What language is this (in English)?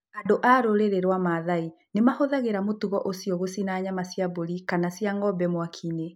Kikuyu